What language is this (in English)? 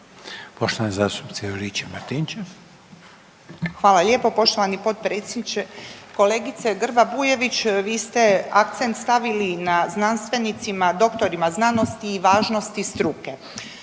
Croatian